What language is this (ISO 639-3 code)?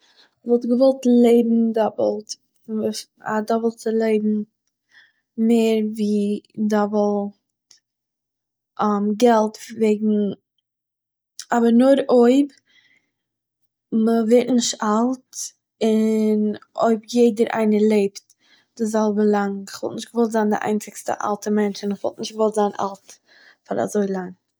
yid